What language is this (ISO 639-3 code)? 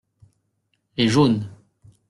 fra